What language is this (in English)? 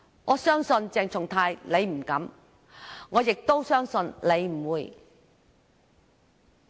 Cantonese